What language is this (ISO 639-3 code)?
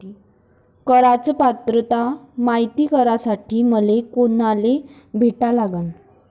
mar